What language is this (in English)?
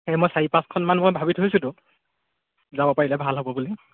Assamese